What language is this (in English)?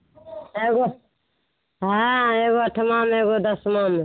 Maithili